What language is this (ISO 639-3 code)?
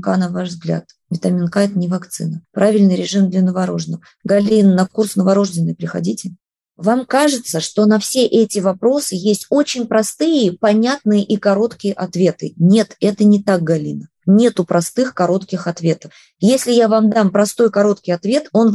rus